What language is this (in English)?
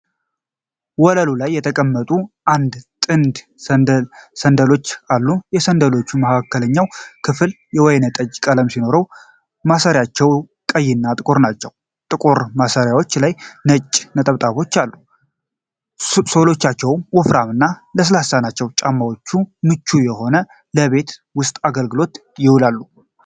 Amharic